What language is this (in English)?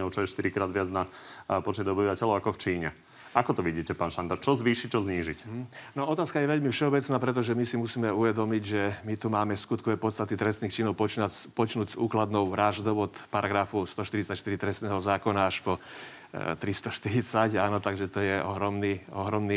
Slovak